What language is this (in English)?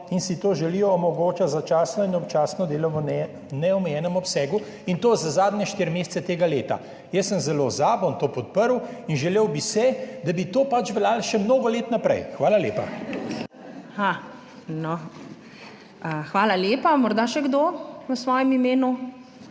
Slovenian